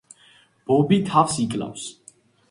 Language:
Georgian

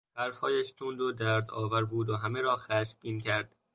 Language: Persian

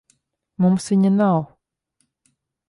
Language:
Latvian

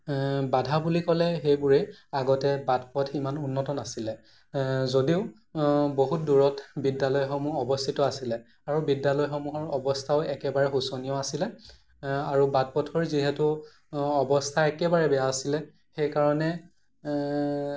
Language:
Assamese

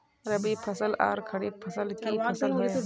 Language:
Magahi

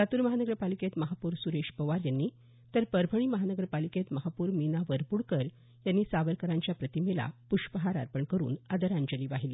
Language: Marathi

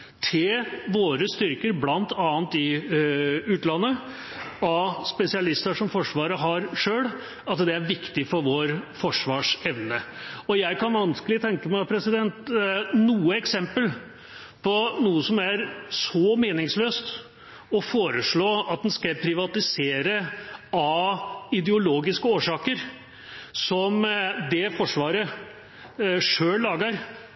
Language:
Norwegian Bokmål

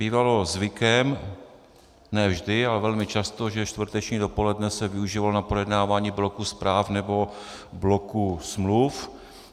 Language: Czech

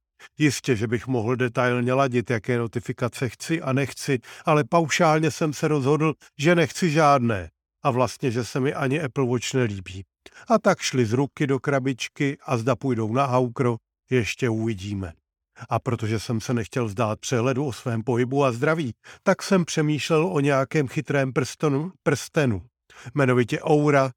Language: Czech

